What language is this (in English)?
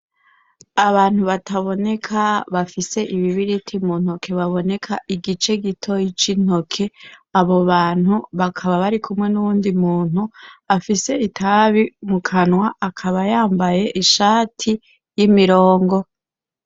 Rundi